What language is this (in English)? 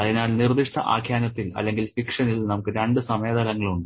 Malayalam